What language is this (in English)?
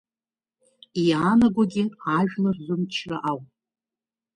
Abkhazian